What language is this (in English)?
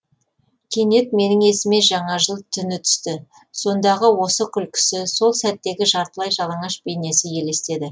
Kazakh